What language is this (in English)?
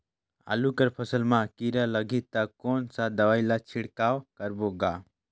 Chhattisgarhi